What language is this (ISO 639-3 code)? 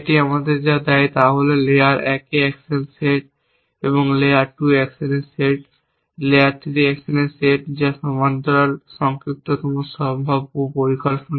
ben